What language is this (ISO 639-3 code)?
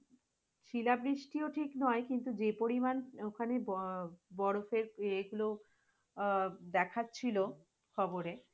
ben